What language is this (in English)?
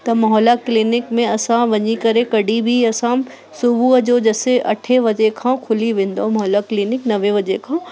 Sindhi